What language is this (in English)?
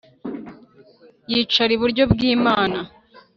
Kinyarwanda